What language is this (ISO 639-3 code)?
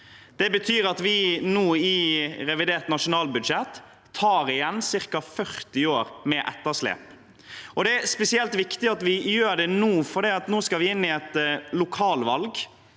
nor